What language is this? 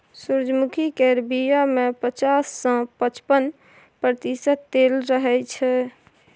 Maithili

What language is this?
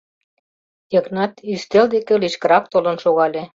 Mari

